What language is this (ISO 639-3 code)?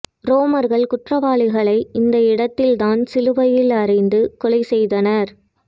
tam